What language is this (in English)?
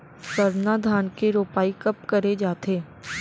Chhattisgarhi